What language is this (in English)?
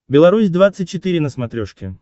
Russian